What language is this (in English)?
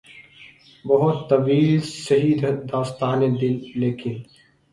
Urdu